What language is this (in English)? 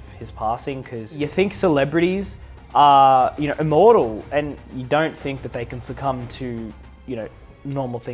English